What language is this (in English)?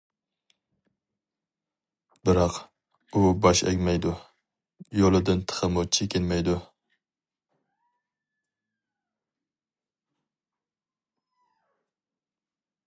Uyghur